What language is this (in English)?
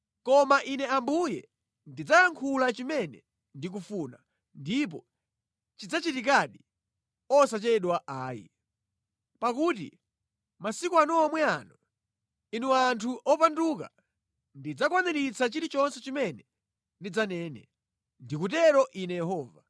Nyanja